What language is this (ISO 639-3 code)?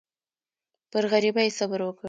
pus